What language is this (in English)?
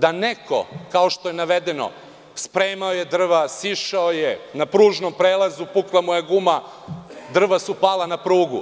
Serbian